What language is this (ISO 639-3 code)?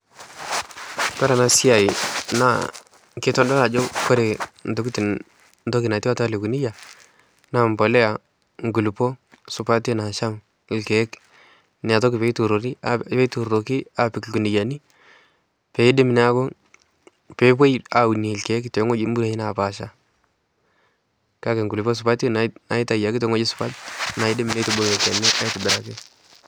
mas